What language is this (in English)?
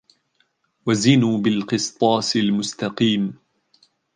Arabic